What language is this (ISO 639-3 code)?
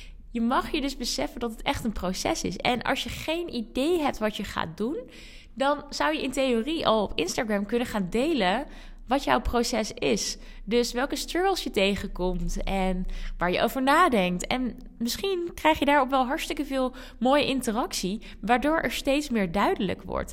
nld